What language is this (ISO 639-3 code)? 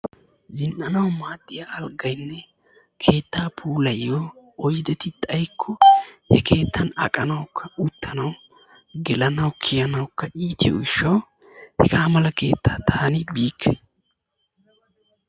wal